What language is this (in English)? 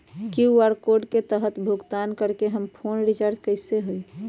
Magahi